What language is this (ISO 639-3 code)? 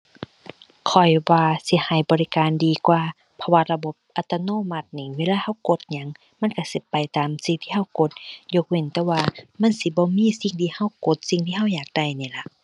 tha